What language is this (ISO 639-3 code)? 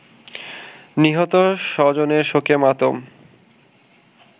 ben